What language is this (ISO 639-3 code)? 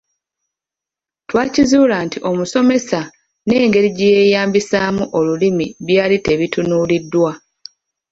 lug